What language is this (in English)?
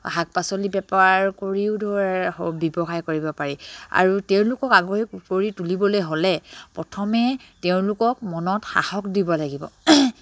Assamese